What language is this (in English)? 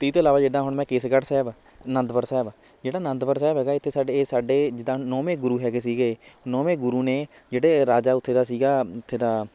Punjabi